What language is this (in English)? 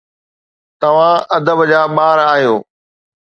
Sindhi